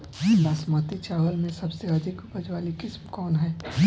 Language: Bhojpuri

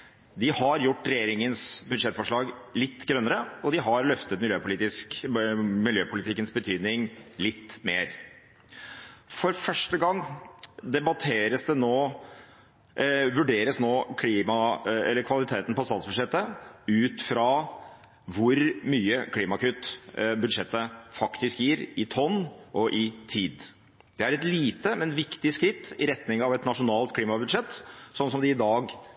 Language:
Norwegian Bokmål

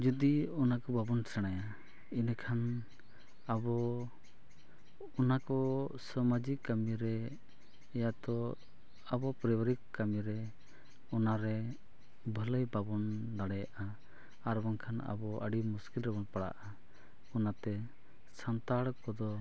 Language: Santali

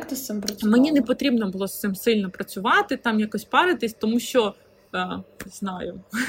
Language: Ukrainian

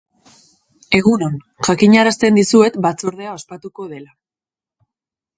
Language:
Basque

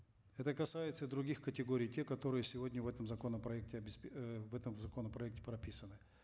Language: Kazakh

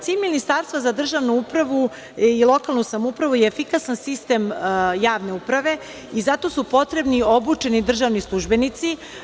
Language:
Serbian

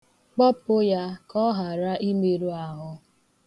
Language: Igbo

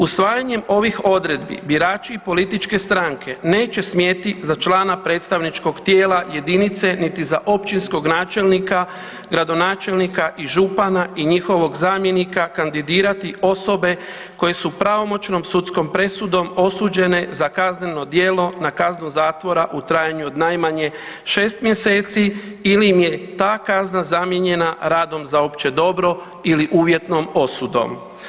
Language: Croatian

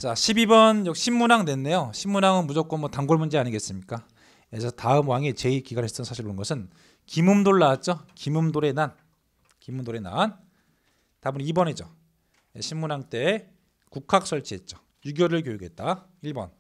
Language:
Korean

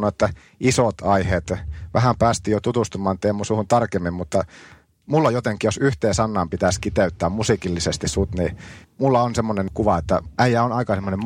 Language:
Finnish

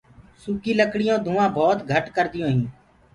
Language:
Gurgula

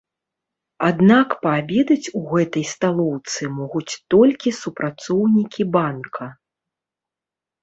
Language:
Belarusian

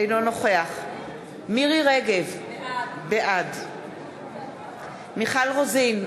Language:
Hebrew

